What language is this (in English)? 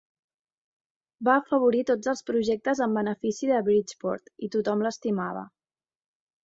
Catalan